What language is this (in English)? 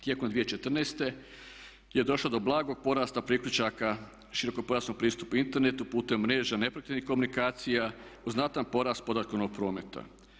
Croatian